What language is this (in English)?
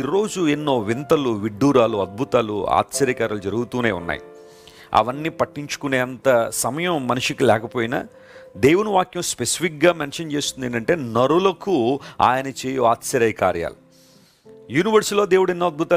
Telugu